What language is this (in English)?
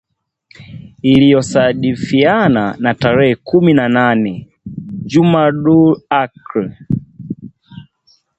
Swahili